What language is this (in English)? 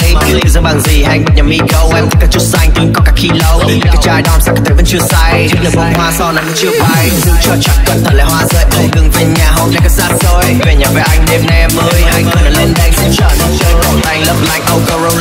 Vietnamese